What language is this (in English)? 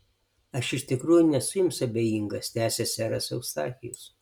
Lithuanian